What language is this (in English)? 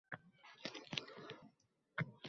Uzbek